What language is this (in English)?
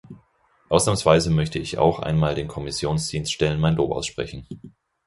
German